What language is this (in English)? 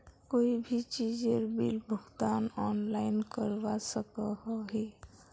Magahi